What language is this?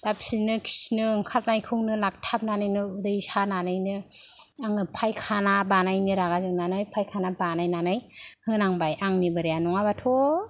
Bodo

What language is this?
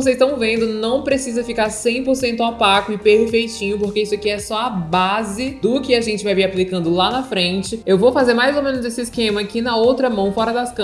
Portuguese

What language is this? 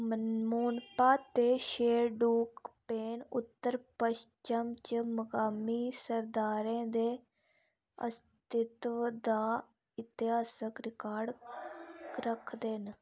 Dogri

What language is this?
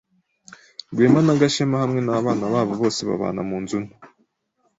Kinyarwanda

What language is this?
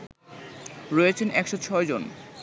Bangla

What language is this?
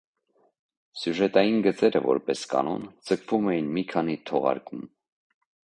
Armenian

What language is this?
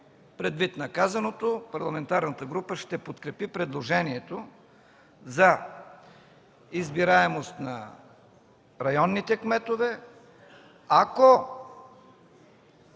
Bulgarian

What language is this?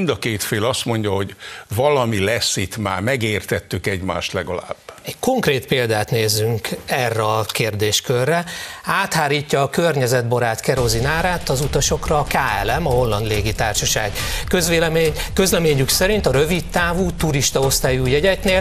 Hungarian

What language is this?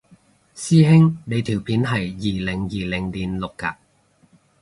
Cantonese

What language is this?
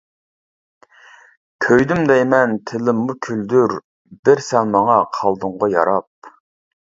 Uyghur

